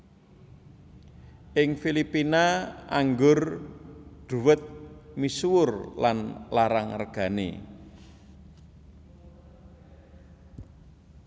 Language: Javanese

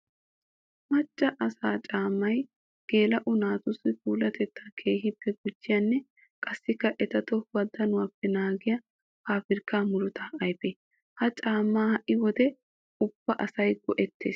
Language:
Wolaytta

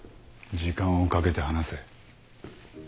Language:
Japanese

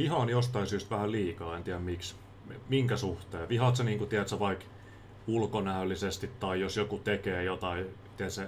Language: Finnish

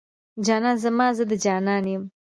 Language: Pashto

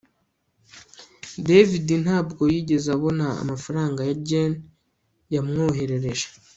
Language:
Kinyarwanda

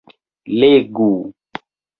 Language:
Esperanto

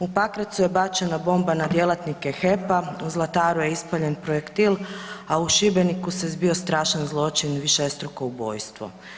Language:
Croatian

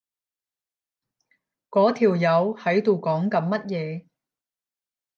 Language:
Cantonese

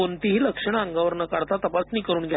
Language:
Marathi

